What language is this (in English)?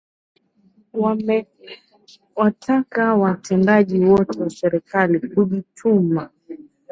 Swahili